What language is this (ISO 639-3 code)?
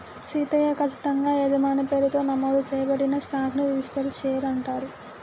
tel